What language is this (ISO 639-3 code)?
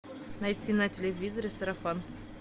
rus